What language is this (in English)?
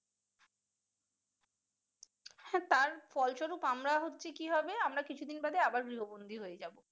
Bangla